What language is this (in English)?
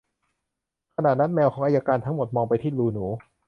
Thai